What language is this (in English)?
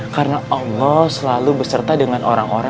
Indonesian